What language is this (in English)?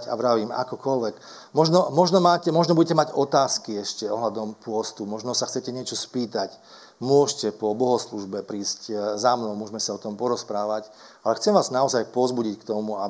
Slovak